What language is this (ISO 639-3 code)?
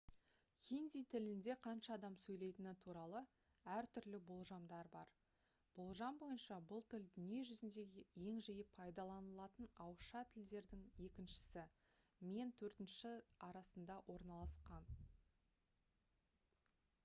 kaz